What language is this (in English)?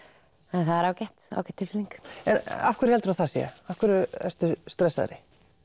Icelandic